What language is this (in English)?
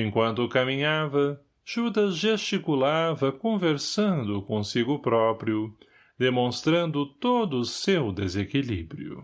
Portuguese